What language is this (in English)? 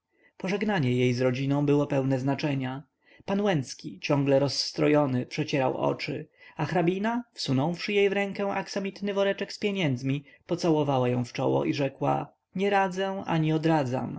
Polish